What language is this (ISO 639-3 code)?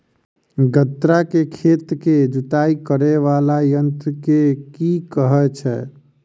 mai